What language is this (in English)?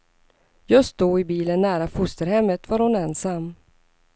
Swedish